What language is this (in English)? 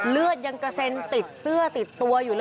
Thai